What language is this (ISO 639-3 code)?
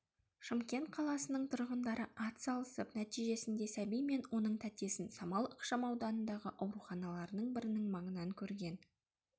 kaz